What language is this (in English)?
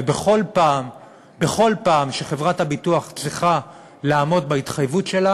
Hebrew